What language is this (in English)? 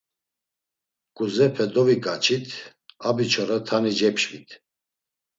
Laz